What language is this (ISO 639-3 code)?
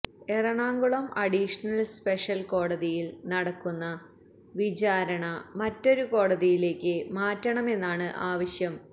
mal